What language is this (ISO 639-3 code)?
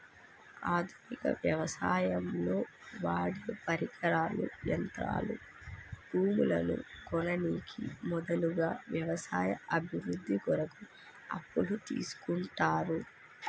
tel